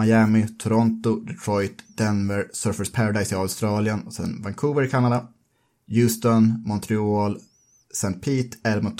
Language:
Swedish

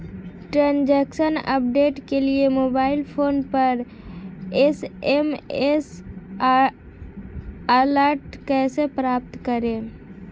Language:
Hindi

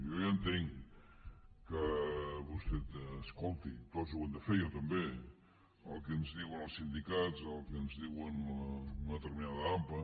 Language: Catalan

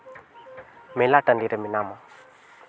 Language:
Santali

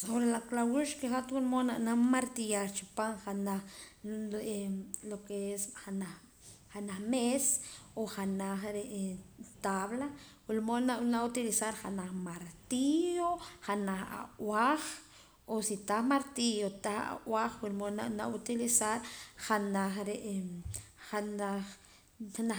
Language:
Poqomam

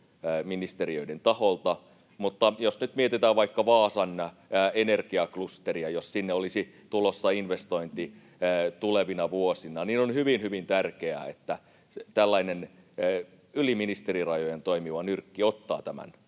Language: Finnish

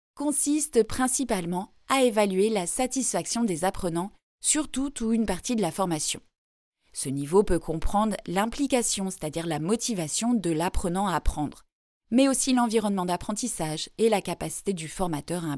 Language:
French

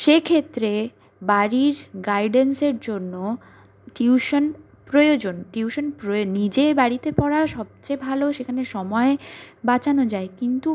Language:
Bangla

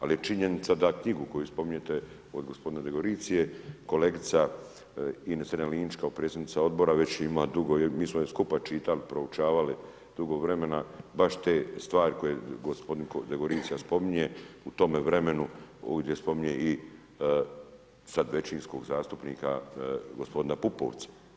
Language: Croatian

